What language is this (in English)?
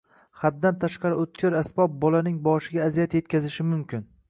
Uzbek